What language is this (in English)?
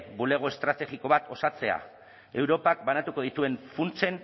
Basque